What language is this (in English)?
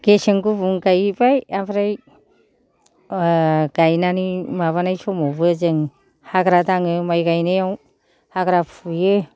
Bodo